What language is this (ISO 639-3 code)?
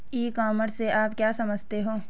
hin